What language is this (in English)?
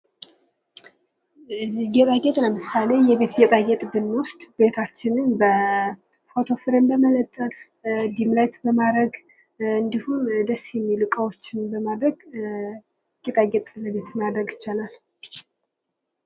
Amharic